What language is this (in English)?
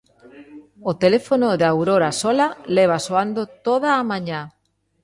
Galician